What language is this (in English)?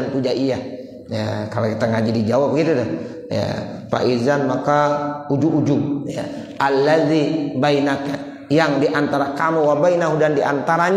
Indonesian